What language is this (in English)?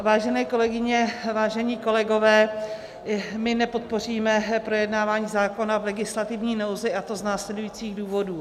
Czech